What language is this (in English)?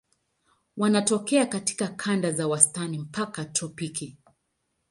Swahili